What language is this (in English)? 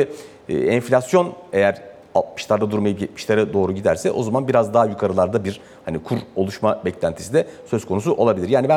Turkish